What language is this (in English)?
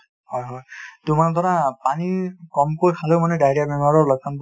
Assamese